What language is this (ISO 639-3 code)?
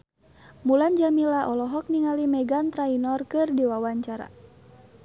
sun